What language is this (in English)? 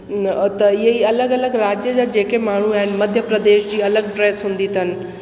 Sindhi